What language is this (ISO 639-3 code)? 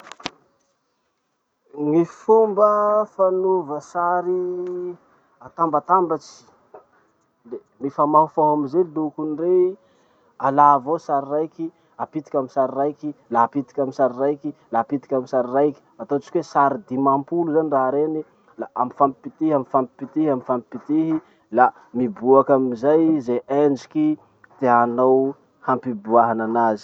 msh